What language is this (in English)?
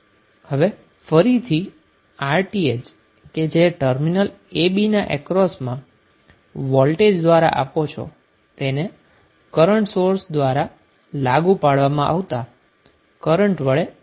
Gujarati